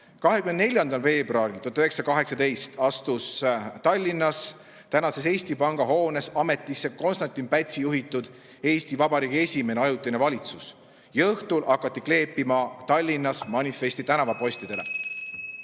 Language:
Estonian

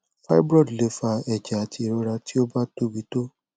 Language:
Yoruba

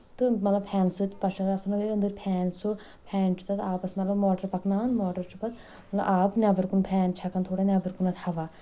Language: Kashmiri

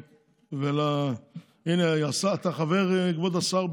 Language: Hebrew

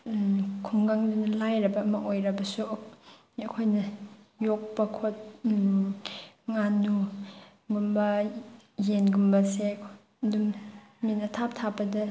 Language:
Manipuri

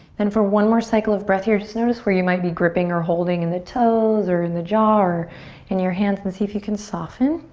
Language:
English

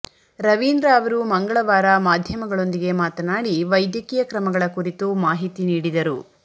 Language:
Kannada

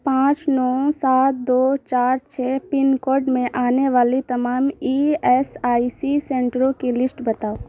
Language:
Urdu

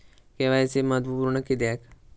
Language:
Marathi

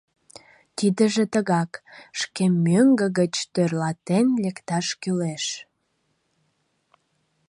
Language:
Mari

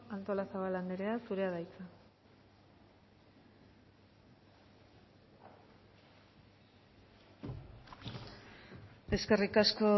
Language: Basque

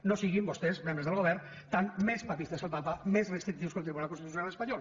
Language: Catalan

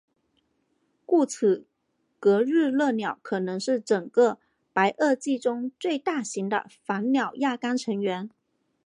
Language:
Chinese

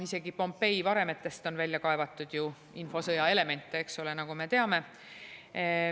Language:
Estonian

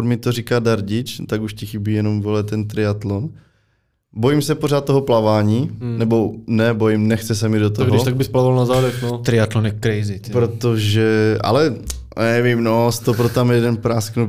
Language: Czech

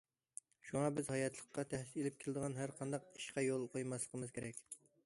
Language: Uyghur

